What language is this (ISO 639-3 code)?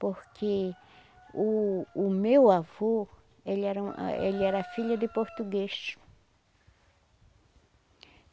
por